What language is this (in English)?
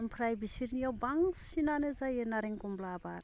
Bodo